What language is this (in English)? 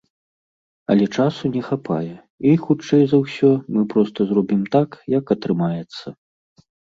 Belarusian